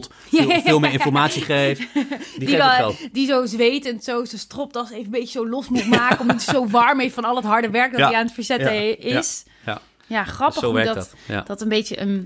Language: Dutch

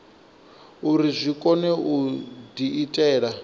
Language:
Venda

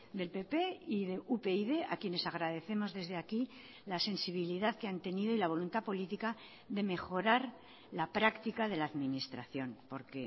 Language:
Spanish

